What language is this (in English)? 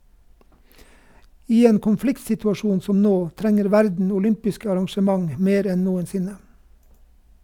Norwegian